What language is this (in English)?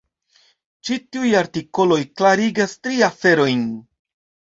Esperanto